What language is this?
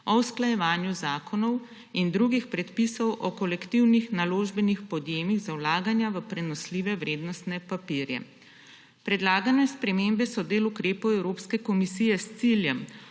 Slovenian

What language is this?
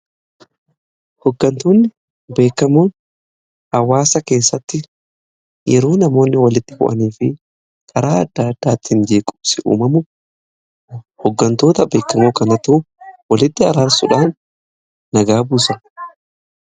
Oromo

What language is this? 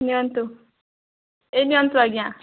Odia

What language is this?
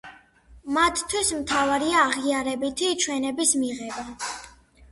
Georgian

